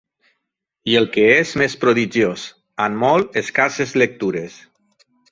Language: Catalan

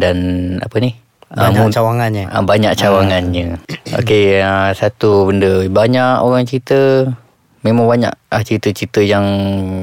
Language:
Malay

